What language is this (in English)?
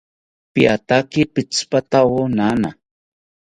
South Ucayali Ashéninka